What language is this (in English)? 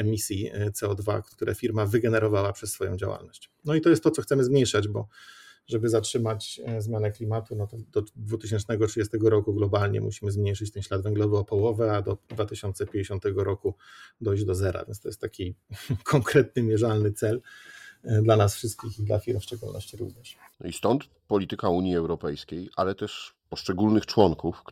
Polish